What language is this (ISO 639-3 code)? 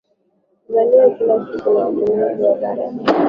swa